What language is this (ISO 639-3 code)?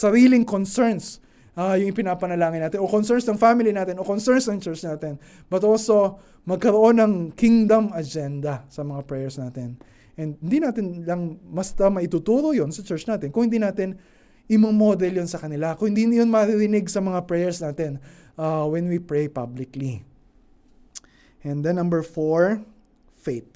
fil